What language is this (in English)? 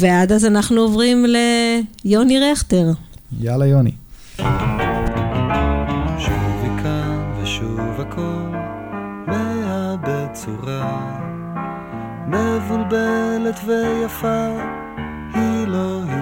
Hebrew